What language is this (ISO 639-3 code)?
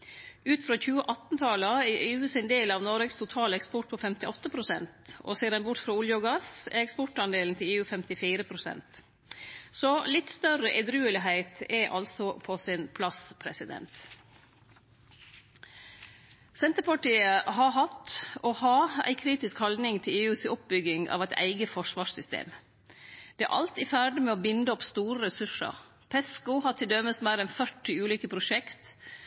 nno